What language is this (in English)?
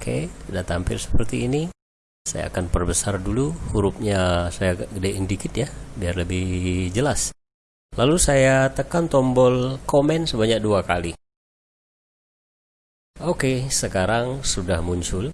Indonesian